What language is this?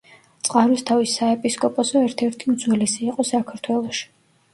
Georgian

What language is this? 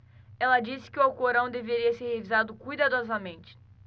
Portuguese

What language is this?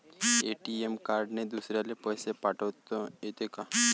Marathi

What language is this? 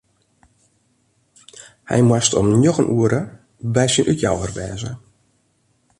Western Frisian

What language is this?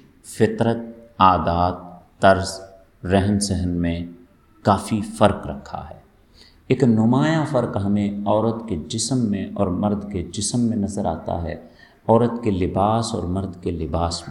Urdu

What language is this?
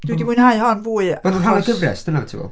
Welsh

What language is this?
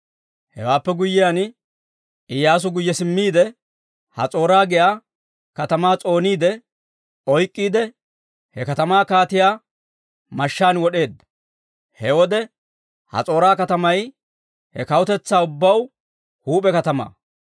Dawro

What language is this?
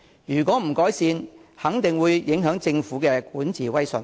Cantonese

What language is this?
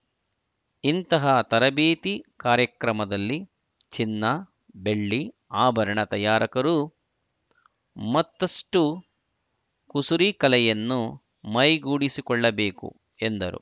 Kannada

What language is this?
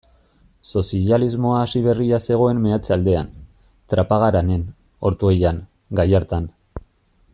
Basque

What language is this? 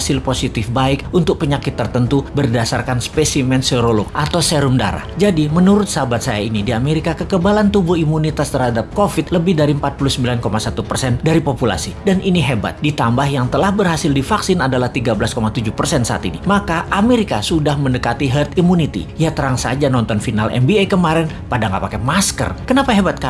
Indonesian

